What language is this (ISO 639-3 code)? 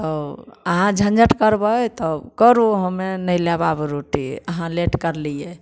mai